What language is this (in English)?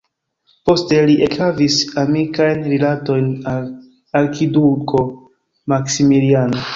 Esperanto